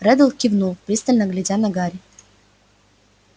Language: Russian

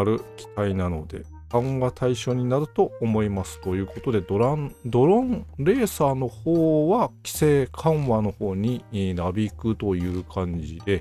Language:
Japanese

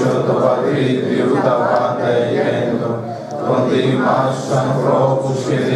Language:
Greek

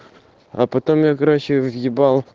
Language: Russian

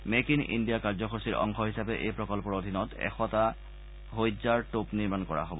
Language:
Assamese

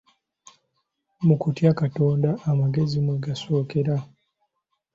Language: Ganda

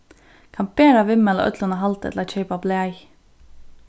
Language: Faroese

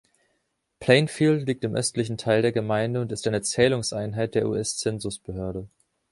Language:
German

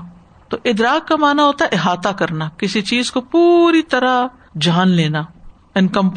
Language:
Urdu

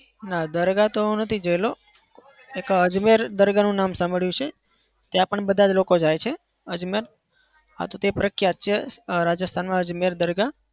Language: Gujarati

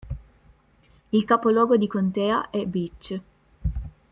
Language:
Italian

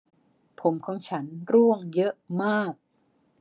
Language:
Thai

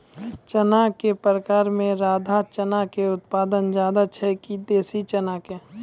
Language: Maithili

